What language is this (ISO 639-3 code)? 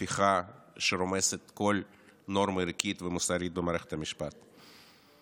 heb